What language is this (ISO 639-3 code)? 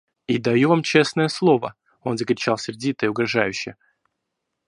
rus